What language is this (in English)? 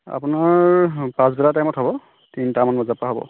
Assamese